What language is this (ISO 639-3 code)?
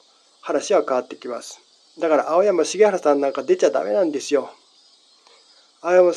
jpn